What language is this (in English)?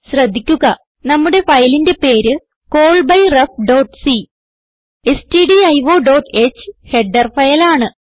Malayalam